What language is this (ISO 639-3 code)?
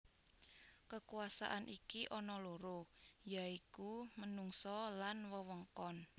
jav